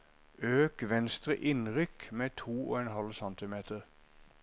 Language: Norwegian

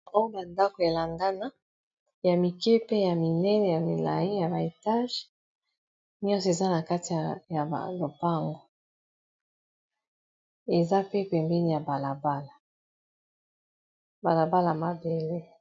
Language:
Lingala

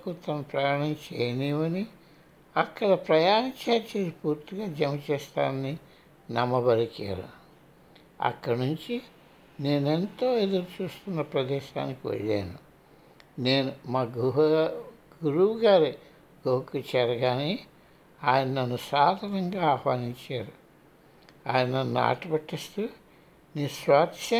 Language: Telugu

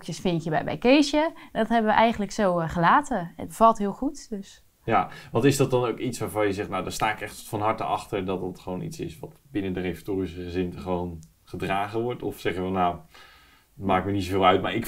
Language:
Dutch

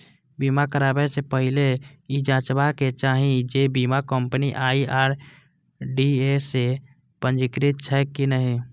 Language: Maithili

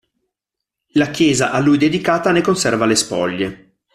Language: Italian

